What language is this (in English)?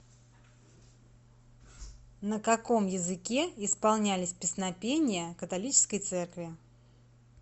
Russian